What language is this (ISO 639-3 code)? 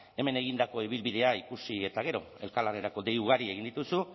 eus